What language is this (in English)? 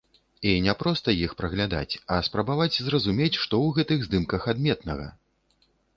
Belarusian